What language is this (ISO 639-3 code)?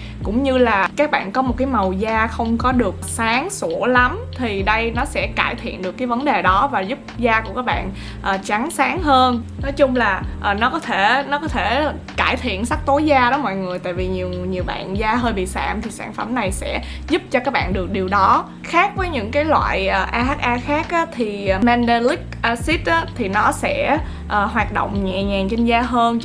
vie